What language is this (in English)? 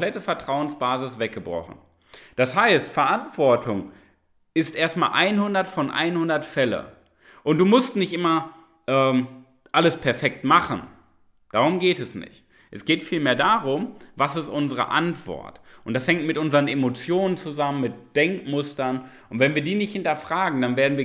German